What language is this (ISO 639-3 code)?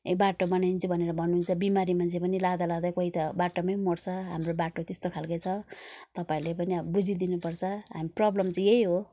nep